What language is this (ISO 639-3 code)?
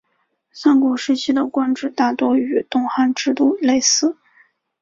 zho